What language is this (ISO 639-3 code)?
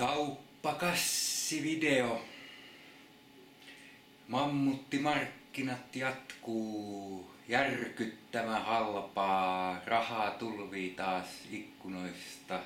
fin